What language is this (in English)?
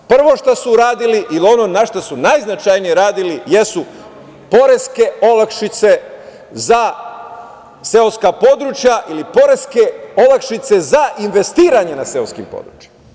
Serbian